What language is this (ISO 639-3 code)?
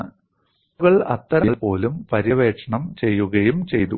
mal